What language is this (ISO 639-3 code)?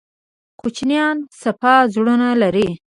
pus